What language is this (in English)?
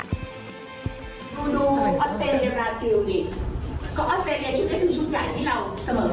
Thai